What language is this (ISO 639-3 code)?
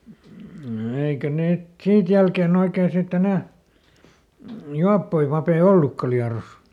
fin